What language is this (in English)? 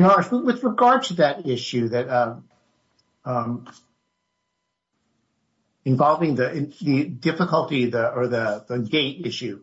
English